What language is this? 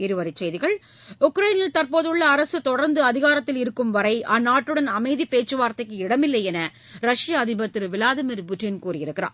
Tamil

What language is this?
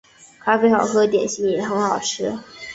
Chinese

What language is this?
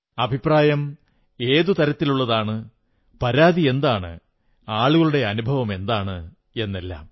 Malayalam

